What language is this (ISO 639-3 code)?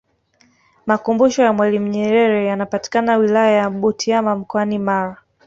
swa